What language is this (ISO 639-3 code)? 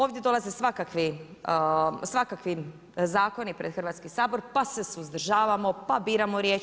hrv